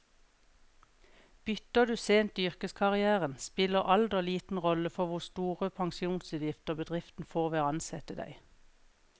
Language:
Norwegian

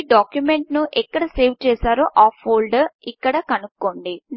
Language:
Telugu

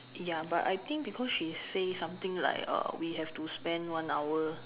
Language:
English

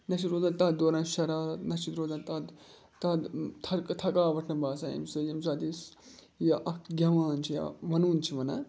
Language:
Kashmiri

